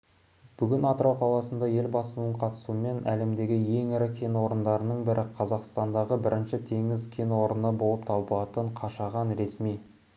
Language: Kazakh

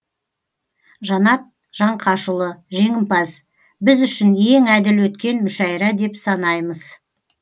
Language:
Kazakh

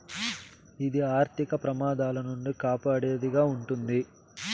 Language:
Telugu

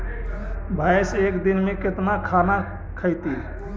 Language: Magahi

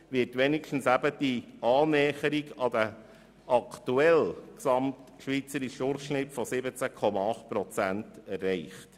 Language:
Swiss German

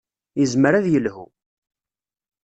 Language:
Kabyle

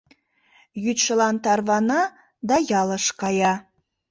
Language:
Mari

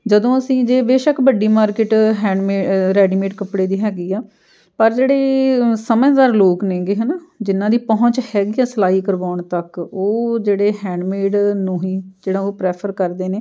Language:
Punjabi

